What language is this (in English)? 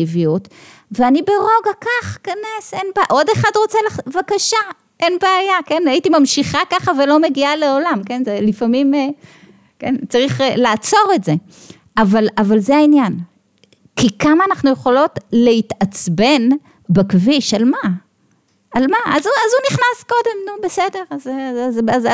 Hebrew